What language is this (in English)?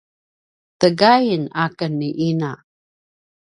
Paiwan